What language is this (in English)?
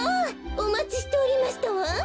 Japanese